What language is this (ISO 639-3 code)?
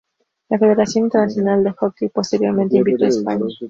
spa